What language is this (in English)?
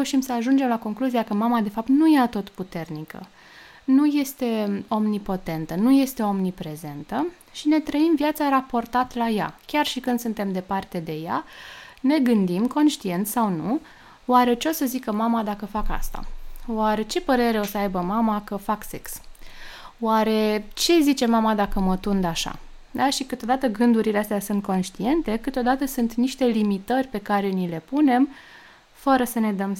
Romanian